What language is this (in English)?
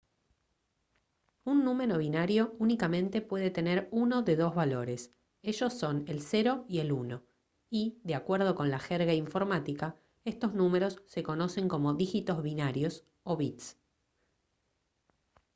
Spanish